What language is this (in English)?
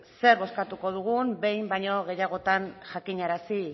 Basque